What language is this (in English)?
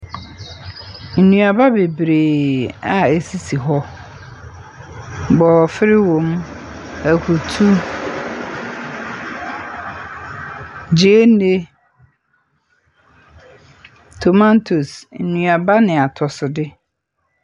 Akan